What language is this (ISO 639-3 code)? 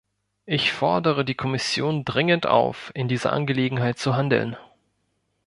deu